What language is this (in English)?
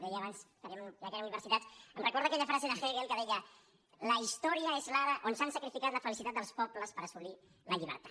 Catalan